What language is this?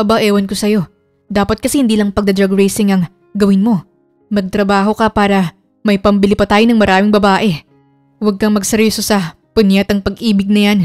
Filipino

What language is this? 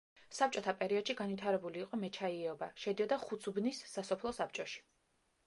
Georgian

